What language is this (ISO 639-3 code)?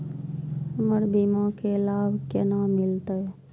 mai